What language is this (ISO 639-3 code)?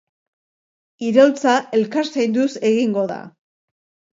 eus